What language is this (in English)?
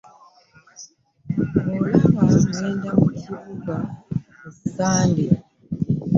Ganda